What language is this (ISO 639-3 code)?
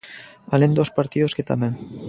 glg